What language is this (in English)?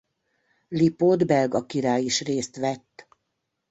Hungarian